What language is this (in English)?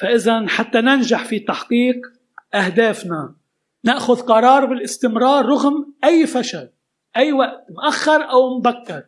Arabic